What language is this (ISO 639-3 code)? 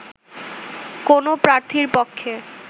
ben